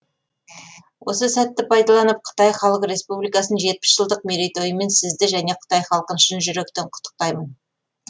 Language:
Kazakh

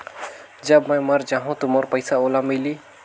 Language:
Chhattisgarhi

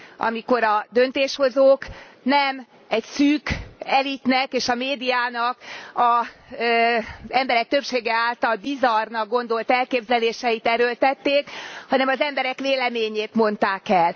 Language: Hungarian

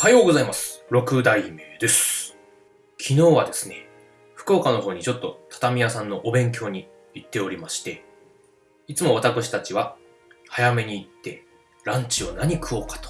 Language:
Japanese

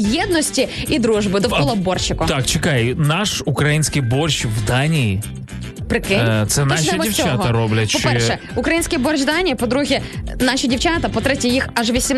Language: Ukrainian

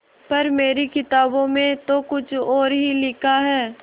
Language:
Hindi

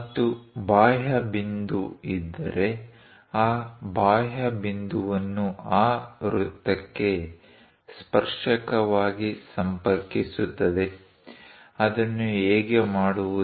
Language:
Kannada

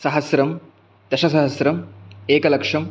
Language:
Sanskrit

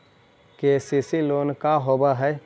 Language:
Magahi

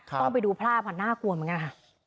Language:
Thai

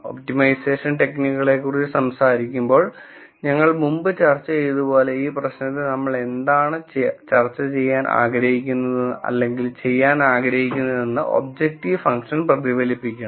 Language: Malayalam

